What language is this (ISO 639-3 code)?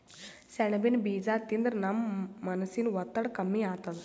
kan